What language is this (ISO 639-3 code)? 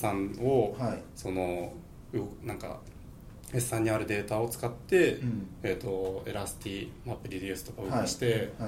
jpn